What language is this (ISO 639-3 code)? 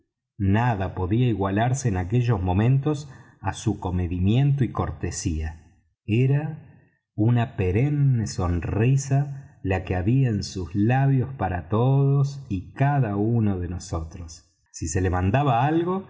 spa